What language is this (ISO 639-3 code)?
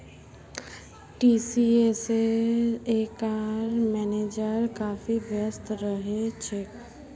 mag